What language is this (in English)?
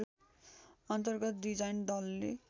Nepali